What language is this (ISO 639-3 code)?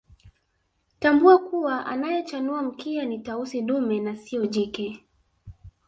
swa